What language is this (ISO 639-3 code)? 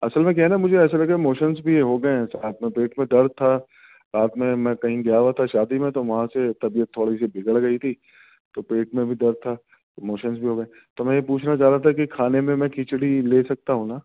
urd